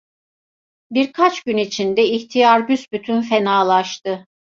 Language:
Turkish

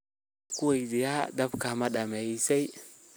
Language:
Somali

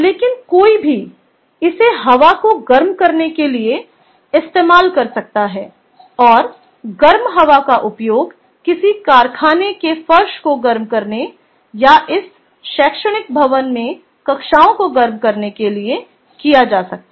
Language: Hindi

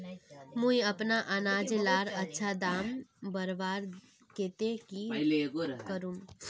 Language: Magahi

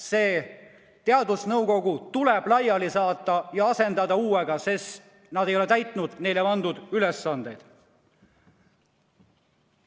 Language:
Estonian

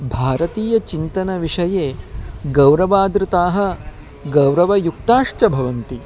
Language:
Sanskrit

